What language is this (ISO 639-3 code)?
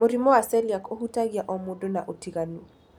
kik